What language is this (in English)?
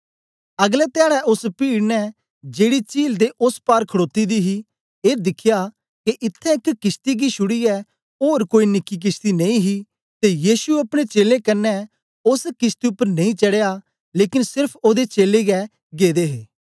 Dogri